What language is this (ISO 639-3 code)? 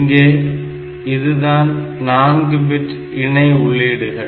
tam